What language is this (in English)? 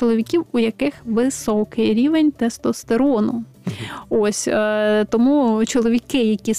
Ukrainian